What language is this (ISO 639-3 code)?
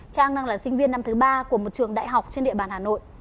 vie